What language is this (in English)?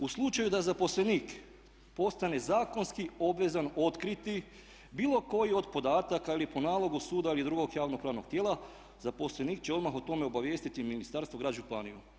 Croatian